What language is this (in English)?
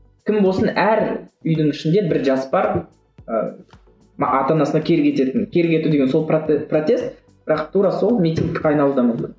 Kazakh